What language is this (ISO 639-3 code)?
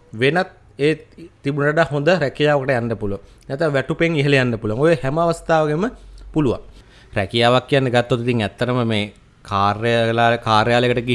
ind